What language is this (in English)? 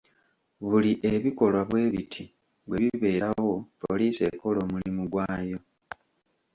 Ganda